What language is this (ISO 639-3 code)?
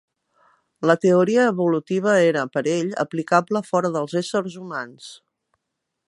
cat